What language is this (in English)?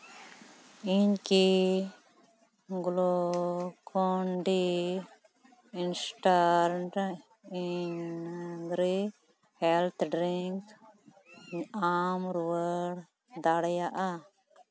Santali